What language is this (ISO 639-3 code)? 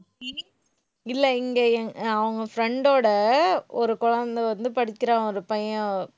tam